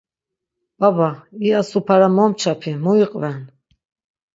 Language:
Laz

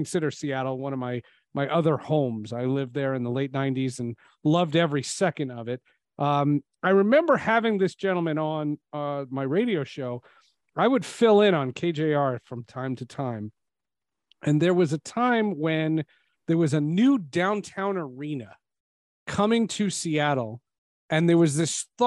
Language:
English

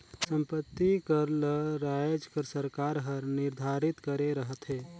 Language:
Chhattisgarhi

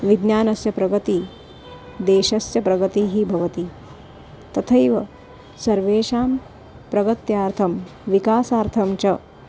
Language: Sanskrit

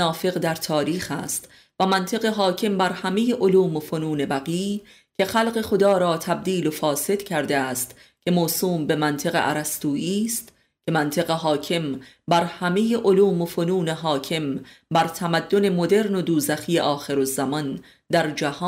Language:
Persian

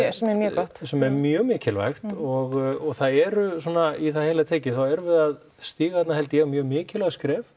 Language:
Icelandic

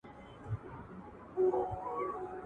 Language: Pashto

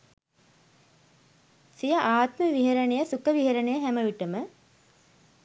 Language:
Sinhala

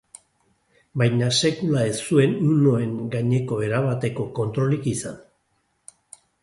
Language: Basque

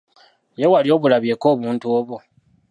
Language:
Ganda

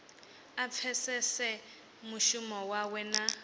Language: Venda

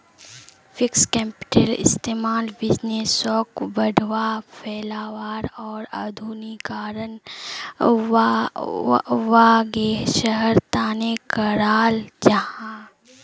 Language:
Magahi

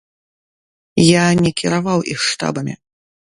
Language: Belarusian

